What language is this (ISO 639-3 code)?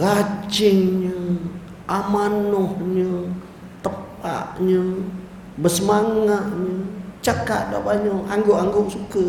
msa